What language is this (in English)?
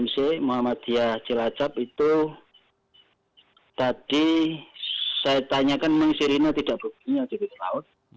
Indonesian